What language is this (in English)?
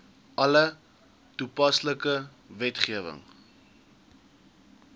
Afrikaans